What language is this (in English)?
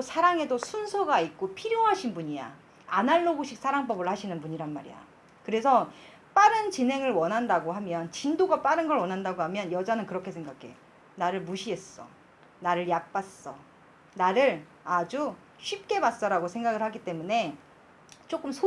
Korean